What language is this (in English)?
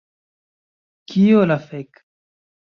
Esperanto